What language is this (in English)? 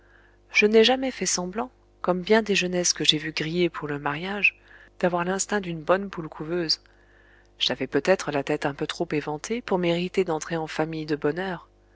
French